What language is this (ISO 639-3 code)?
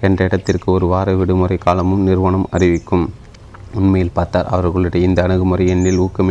tam